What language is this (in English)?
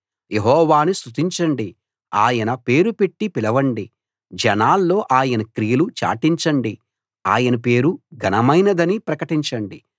Telugu